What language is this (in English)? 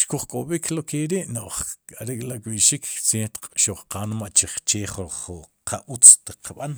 Sipacapense